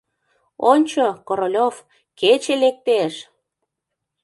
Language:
Mari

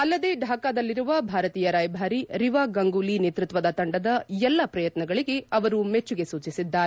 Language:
Kannada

